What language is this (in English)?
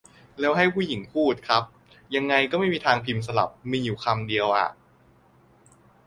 Thai